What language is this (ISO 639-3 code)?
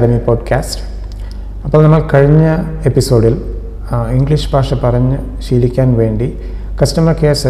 mal